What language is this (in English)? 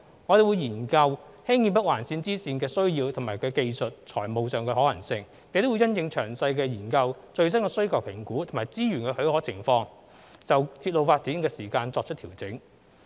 Cantonese